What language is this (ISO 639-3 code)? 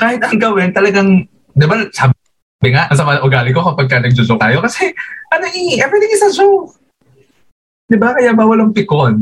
fil